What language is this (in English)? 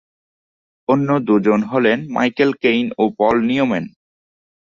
Bangla